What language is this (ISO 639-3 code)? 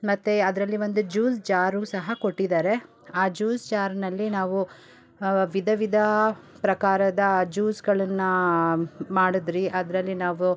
kan